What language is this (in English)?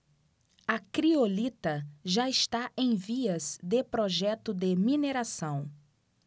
Portuguese